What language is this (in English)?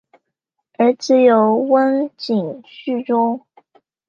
Chinese